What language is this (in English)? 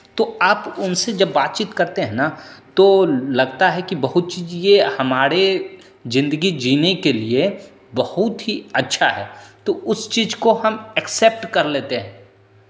Hindi